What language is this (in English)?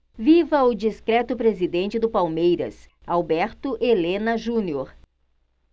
Portuguese